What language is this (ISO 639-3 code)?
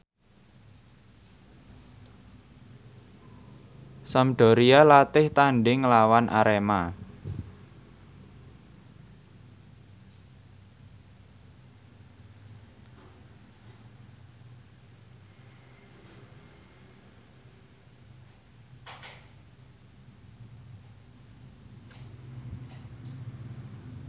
jav